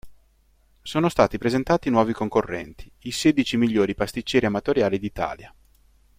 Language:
Italian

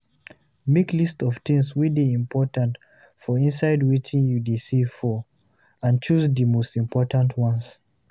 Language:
Nigerian Pidgin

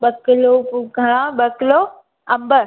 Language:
Sindhi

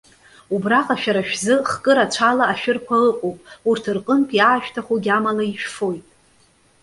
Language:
Abkhazian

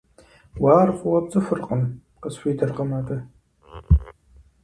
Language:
Kabardian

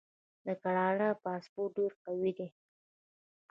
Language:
Pashto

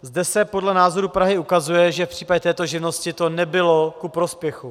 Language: Czech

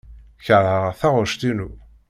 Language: Kabyle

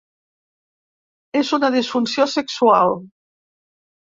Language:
Catalan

